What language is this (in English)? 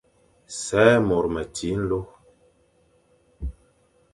Fang